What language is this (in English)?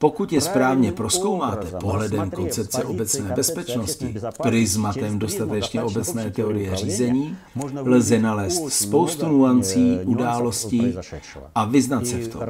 Czech